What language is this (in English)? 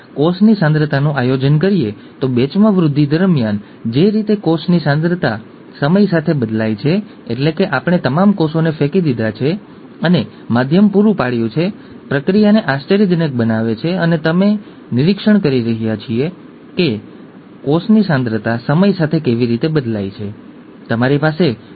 Gujarati